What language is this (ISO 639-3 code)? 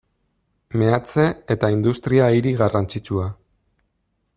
eus